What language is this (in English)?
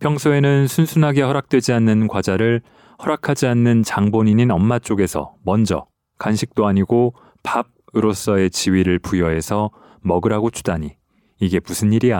Korean